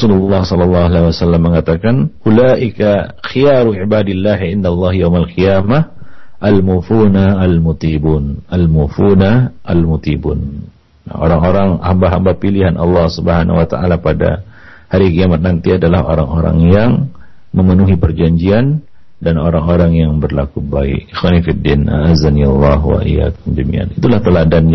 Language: Malay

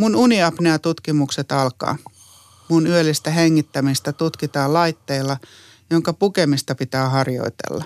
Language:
Finnish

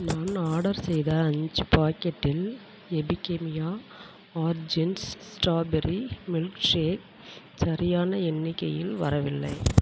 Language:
Tamil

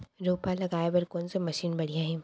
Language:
Chhattisgarhi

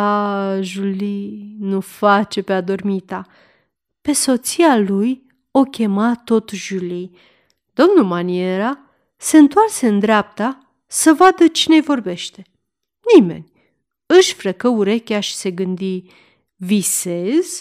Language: Romanian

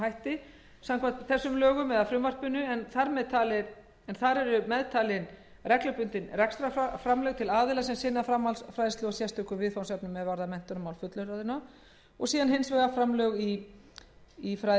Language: Icelandic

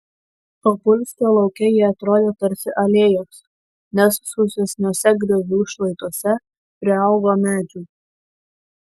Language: Lithuanian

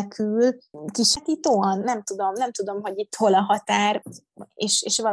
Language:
Hungarian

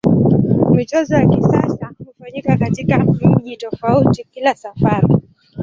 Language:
Swahili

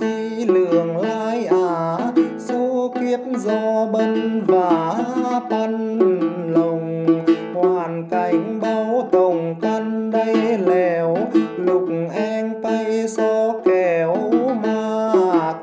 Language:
Thai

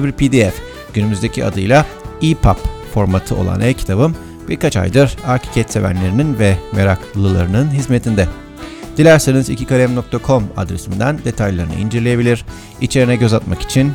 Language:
Turkish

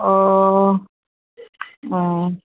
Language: Assamese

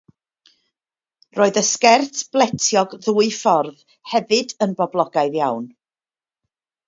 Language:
Welsh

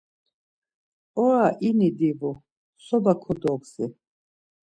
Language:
Laz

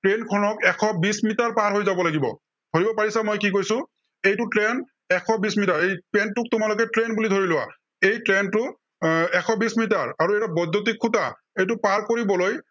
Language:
Assamese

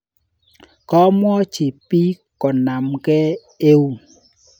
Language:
Kalenjin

